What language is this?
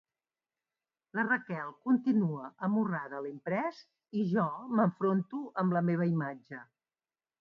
Catalan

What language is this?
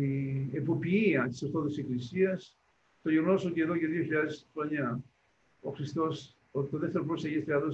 Greek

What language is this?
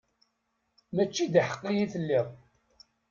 Kabyle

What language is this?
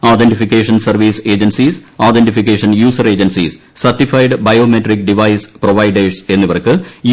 Malayalam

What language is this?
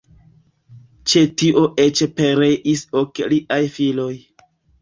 Esperanto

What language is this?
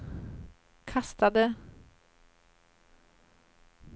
Swedish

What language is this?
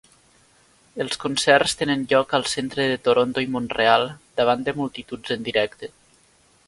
Catalan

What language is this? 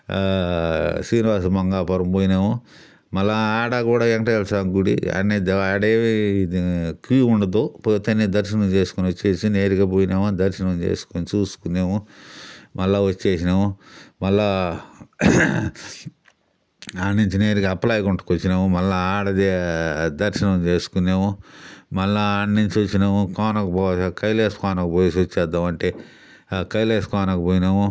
Telugu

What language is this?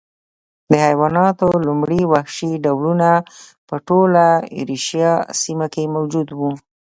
Pashto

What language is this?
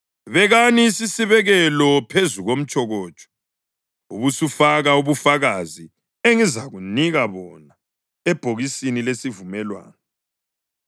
North Ndebele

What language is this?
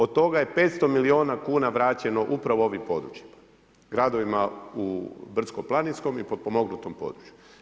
Croatian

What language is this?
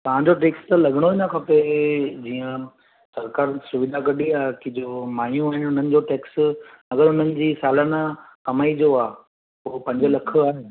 Sindhi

